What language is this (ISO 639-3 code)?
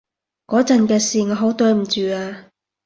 yue